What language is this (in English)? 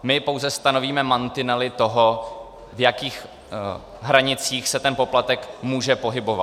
Czech